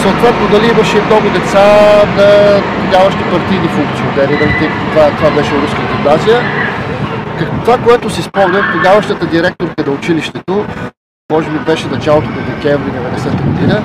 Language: Bulgarian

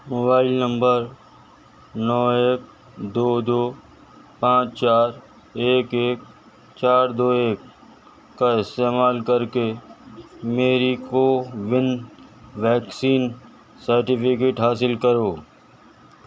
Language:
Urdu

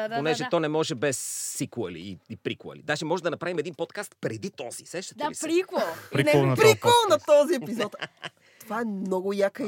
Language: Bulgarian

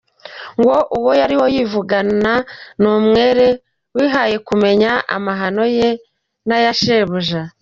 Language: Kinyarwanda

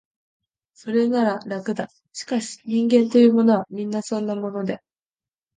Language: Japanese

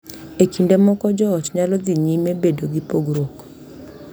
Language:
Luo (Kenya and Tanzania)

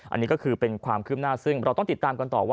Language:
Thai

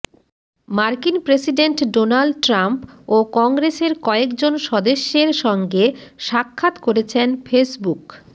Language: Bangla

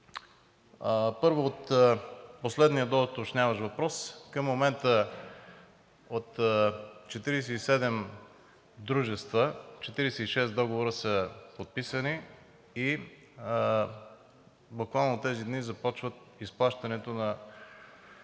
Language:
Bulgarian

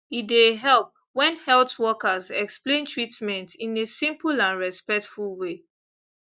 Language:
Nigerian Pidgin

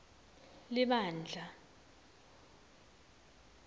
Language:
Swati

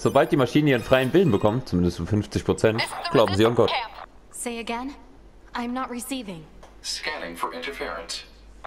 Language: German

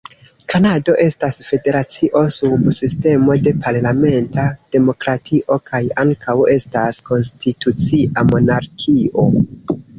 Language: Esperanto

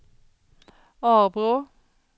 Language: Swedish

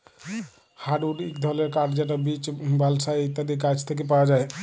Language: Bangla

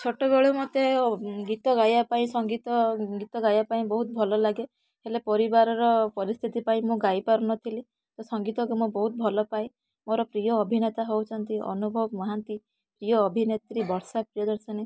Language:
Odia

